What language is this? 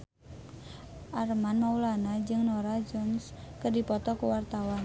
Sundanese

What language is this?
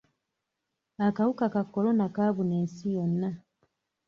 Ganda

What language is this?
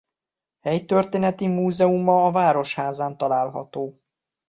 Hungarian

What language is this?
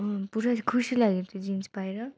Nepali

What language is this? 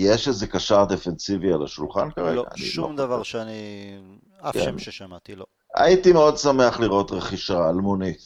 Hebrew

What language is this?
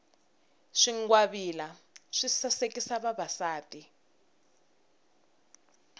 Tsonga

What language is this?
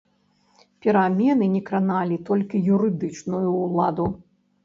Belarusian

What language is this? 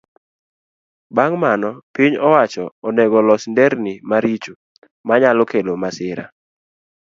Luo (Kenya and Tanzania)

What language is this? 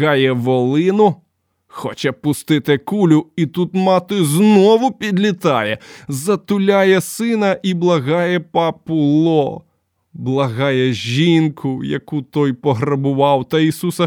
Ukrainian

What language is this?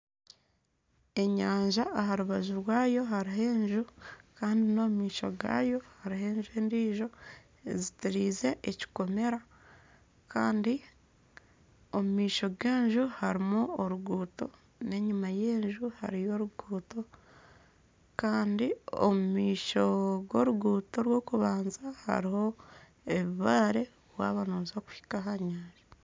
Nyankole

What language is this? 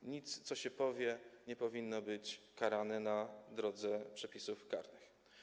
Polish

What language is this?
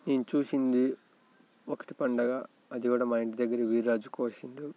Telugu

